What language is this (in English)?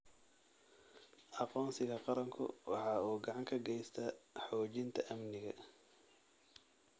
Somali